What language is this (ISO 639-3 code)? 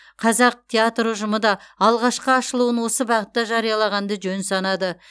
kaz